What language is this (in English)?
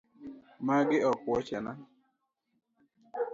Luo (Kenya and Tanzania)